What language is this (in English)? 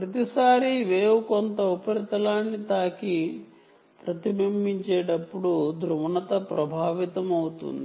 Telugu